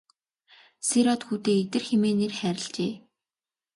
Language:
Mongolian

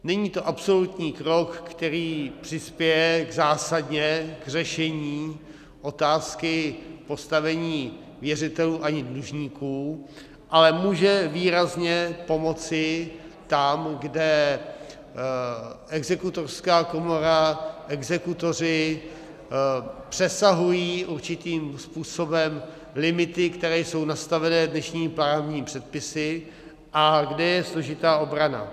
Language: Czech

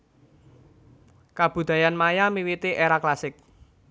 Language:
Javanese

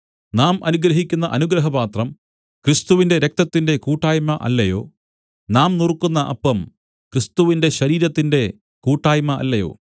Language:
Malayalam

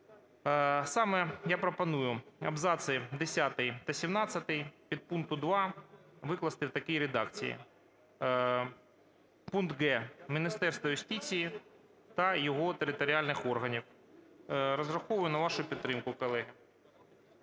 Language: Ukrainian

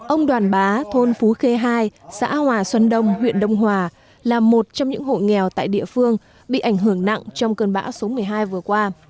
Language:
Vietnamese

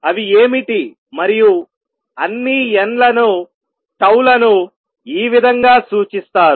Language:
Telugu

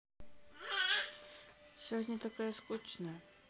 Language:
Russian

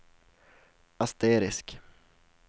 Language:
Swedish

